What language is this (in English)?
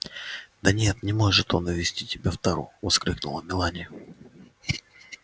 Russian